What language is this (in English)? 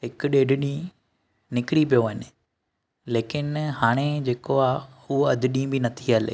Sindhi